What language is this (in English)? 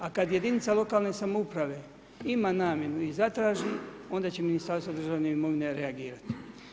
Croatian